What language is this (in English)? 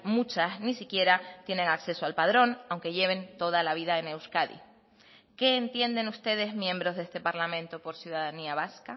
Spanish